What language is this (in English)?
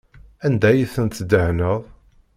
Kabyle